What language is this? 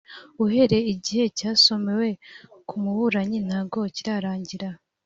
Kinyarwanda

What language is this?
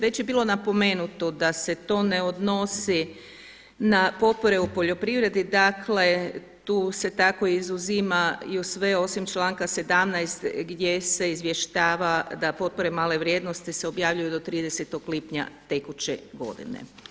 Croatian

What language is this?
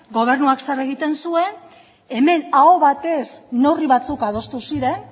Basque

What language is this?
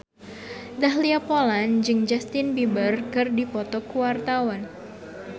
Sundanese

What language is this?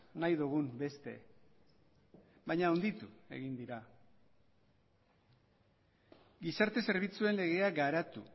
Basque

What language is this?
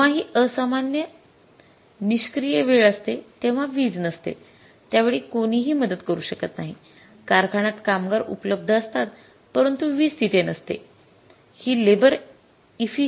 Marathi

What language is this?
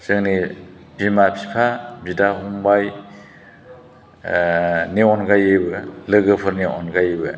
Bodo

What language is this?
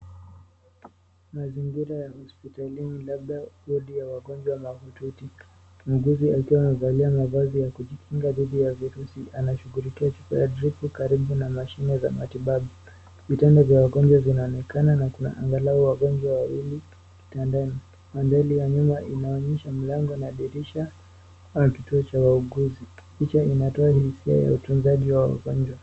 Swahili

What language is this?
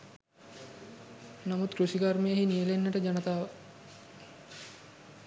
Sinhala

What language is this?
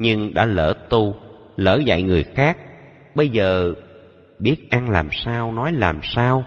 Vietnamese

